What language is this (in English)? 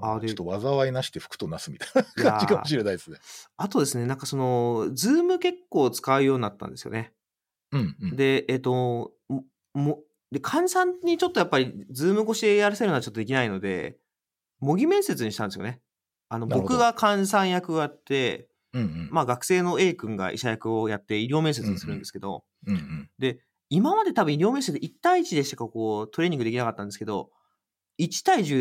Japanese